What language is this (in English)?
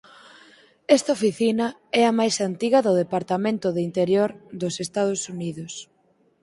Galician